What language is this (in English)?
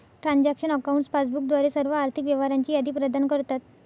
Marathi